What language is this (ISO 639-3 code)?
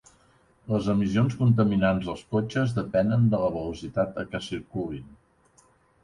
cat